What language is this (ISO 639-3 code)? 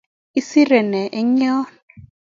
kln